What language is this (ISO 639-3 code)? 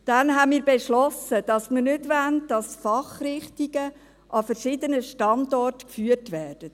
gsw